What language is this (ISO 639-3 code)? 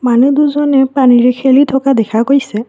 asm